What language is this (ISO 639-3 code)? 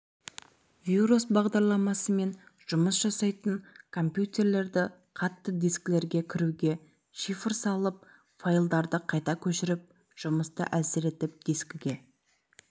kaz